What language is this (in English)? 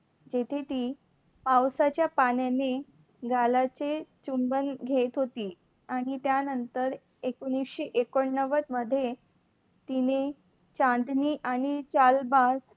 Marathi